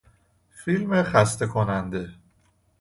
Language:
Persian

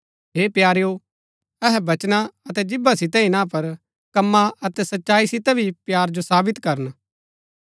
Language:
Gaddi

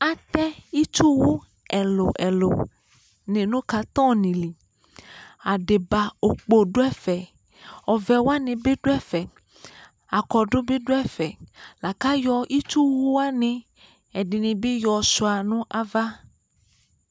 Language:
Ikposo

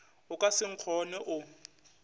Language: Northern Sotho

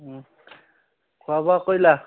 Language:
Assamese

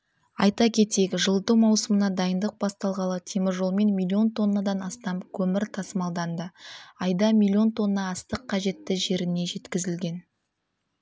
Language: Kazakh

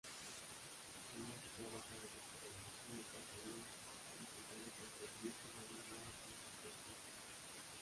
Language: Spanish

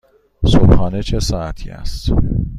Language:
Persian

